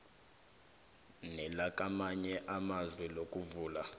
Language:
South Ndebele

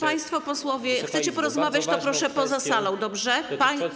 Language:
Polish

